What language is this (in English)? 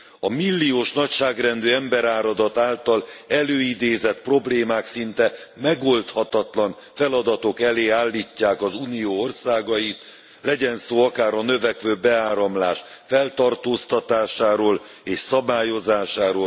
Hungarian